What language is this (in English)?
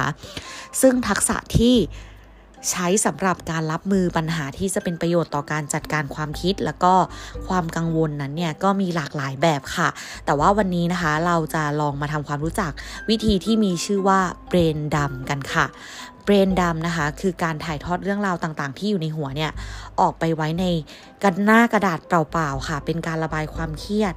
Thai